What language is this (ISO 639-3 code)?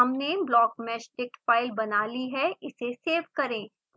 hin